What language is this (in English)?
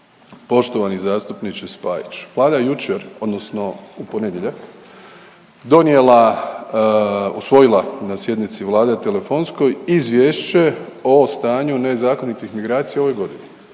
Croatian